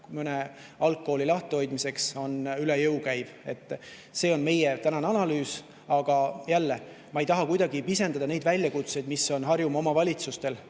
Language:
Estonian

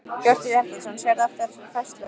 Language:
Icelandic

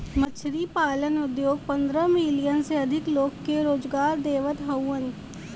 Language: Bhojpuri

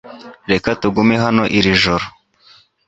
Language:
Kinyarwanda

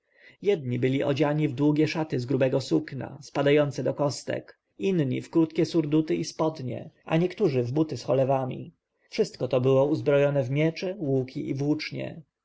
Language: Polish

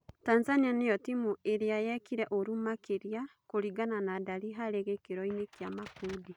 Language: Kikuyu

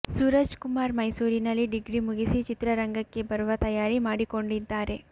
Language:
Kannada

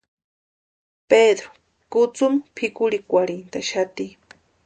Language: Western Highland Purepecha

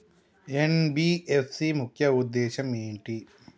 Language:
Telugu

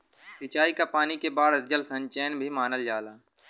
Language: Bhojpuri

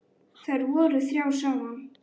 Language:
Icelandic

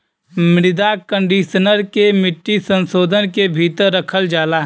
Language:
Bhojpuri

